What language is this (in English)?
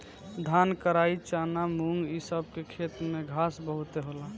Bhojpuri